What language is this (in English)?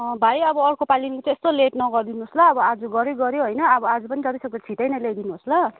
Nepali